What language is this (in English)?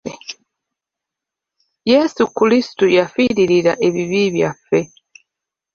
Ganda